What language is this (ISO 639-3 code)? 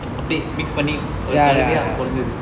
eng